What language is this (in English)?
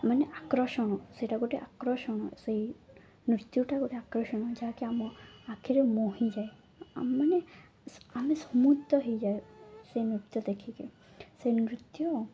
Odia